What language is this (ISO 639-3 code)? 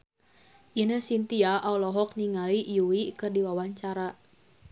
sun